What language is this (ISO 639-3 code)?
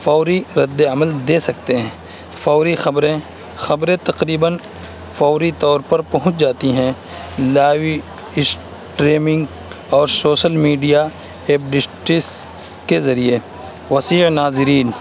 urd